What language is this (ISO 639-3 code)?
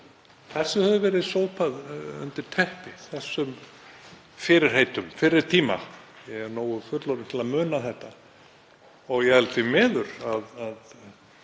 isl